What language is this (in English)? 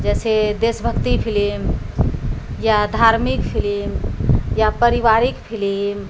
Maithili